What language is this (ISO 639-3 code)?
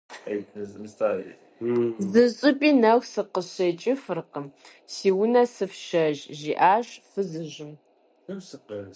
kbd